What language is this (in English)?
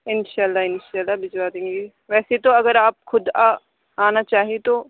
Urdu